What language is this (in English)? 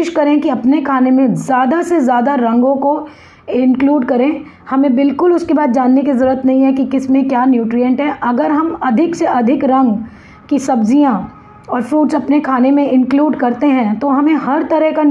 Hindi